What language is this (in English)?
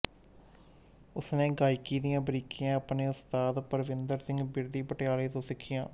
Punjabi